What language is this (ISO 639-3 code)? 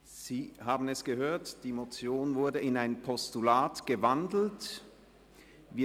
gsw